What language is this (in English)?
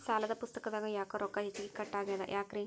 Kannada